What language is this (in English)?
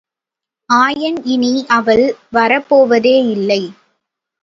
Tamil